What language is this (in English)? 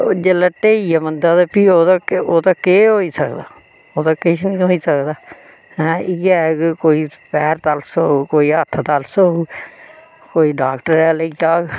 Dogri